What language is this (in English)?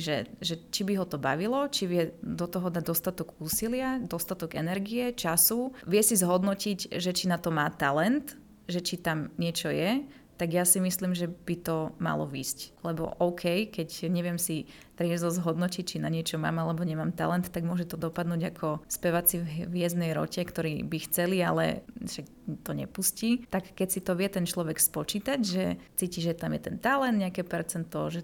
Slovak